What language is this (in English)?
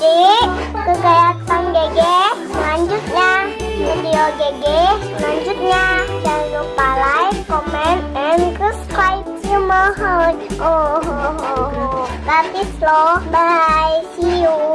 Indonesian